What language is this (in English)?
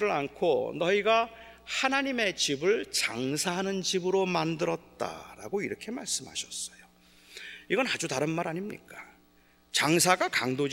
Korean